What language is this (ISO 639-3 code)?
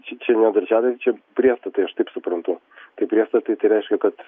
lit